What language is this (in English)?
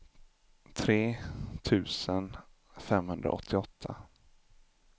Swedish